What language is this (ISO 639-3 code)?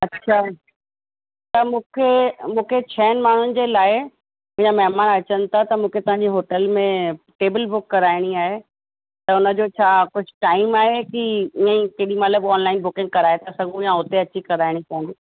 snd